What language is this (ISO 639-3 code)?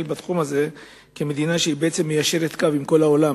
heb